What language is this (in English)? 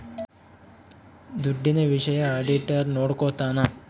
Kannada